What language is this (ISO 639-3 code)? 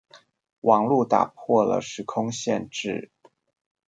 zho